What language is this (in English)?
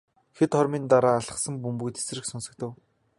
Mongolian